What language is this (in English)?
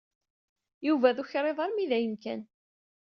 Kabyle